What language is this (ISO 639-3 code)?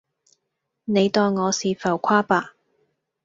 yue